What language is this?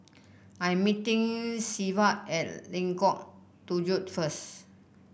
English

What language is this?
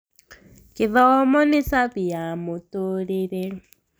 Kikuyu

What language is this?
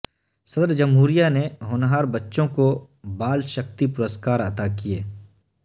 Urdu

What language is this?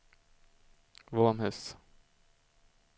Swedish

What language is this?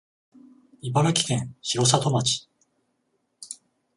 Japanese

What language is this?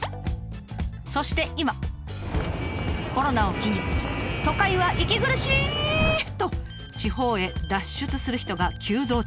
Japanese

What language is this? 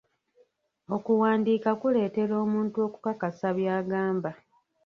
Ganda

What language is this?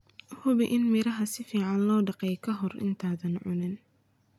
Somali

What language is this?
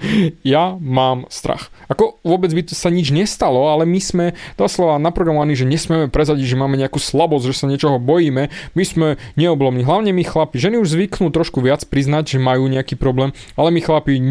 Slovak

